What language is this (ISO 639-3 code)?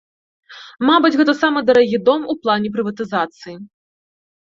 bel